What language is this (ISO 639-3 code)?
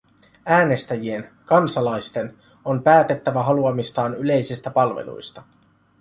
fin